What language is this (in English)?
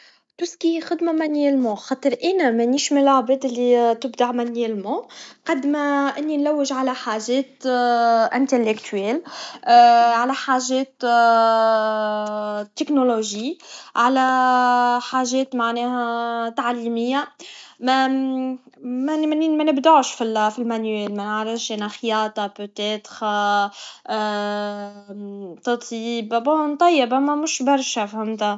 Tunisian Arabic